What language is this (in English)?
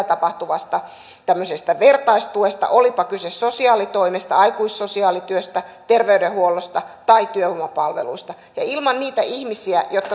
Finnish